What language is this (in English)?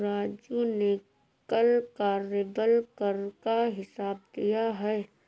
Hindi